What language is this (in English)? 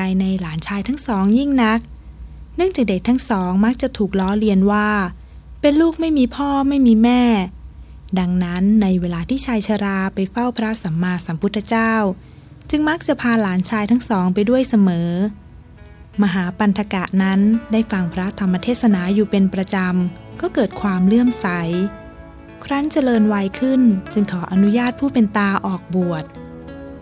Thai